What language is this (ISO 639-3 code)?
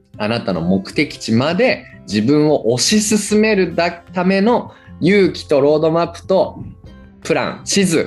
jpn